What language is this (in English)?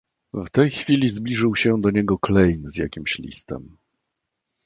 Polish